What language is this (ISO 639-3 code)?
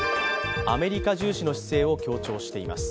jpn